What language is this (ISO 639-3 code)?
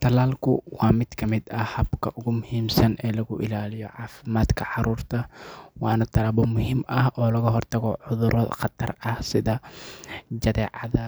som